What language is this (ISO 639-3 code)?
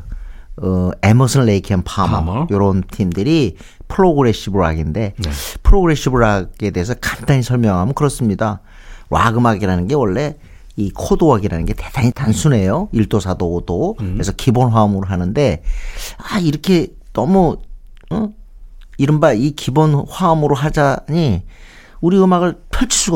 kor